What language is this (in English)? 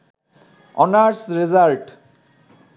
Bangla